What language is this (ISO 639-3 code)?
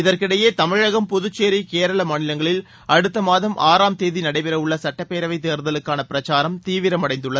tam